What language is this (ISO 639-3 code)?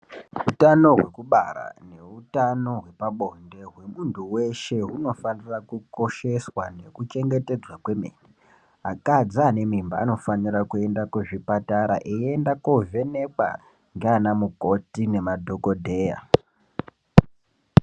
ndc